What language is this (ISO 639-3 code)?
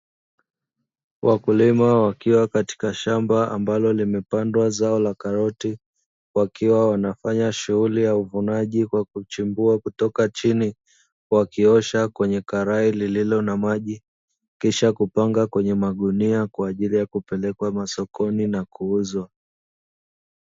swa